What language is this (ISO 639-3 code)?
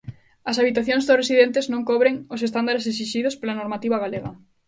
glg